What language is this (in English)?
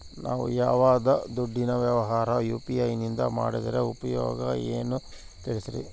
Kannada